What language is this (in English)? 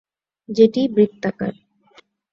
Bangla